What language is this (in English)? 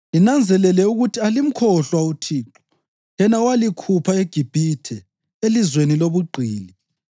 North Ndebele